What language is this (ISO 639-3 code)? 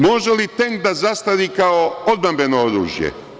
srp